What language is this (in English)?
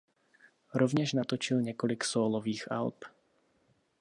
Czech